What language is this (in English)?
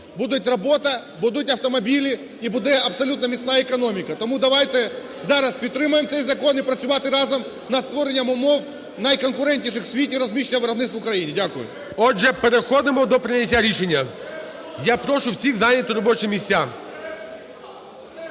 Ukrainian